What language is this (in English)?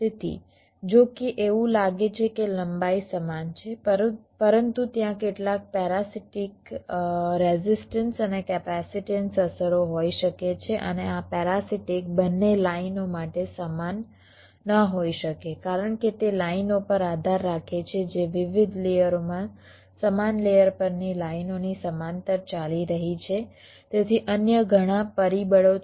Gujarati